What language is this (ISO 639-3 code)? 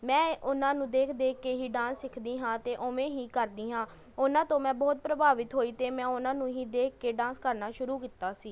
pan